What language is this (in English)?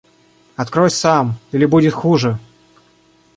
Russian